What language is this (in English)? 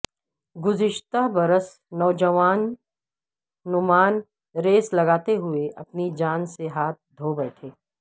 Urdu